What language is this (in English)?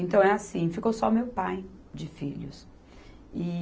Portuguese